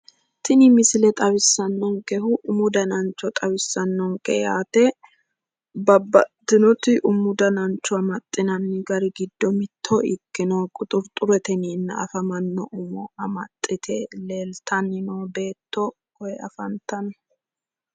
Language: Sidamo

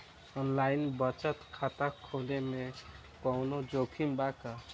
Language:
Bhojpuri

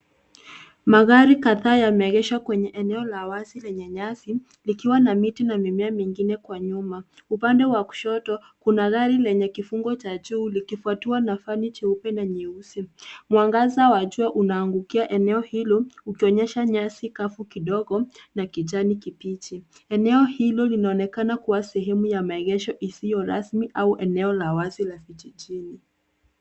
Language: Swahili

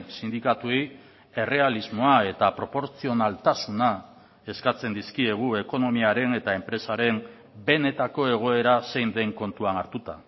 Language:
Basque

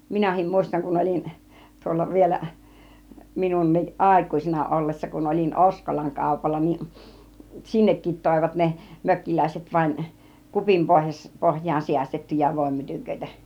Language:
Finnish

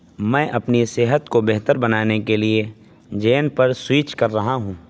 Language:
Urdu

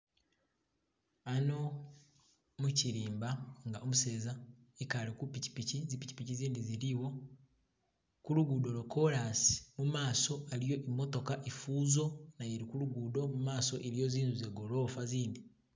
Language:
Masaaba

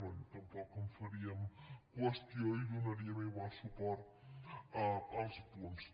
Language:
Catalan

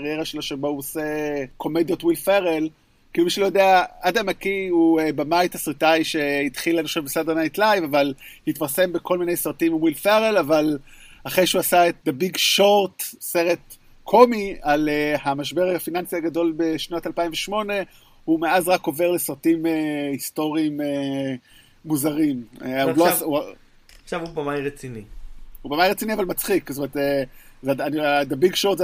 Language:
Hebrew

